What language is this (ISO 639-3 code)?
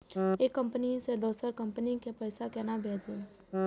mai